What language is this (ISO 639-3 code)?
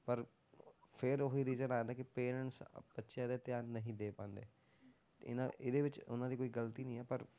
pan